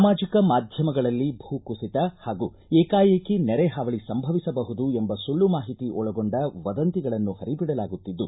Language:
Kannada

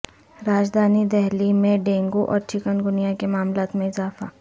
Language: Urdu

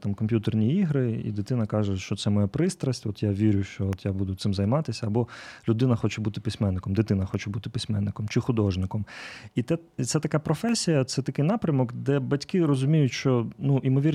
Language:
Ukrainian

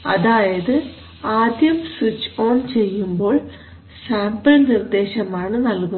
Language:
Malayalam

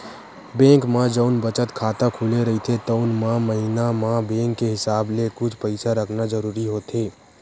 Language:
Chhattisgarhi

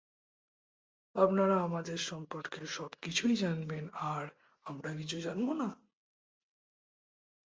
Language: Bangla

